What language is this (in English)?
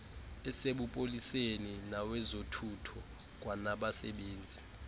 Xhosa